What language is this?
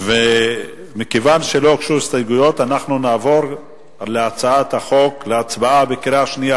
Hebrew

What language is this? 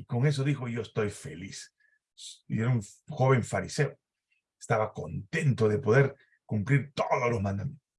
Spanish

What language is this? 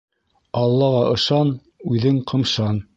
Bashkir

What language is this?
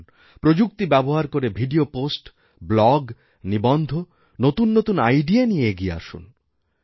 Bangla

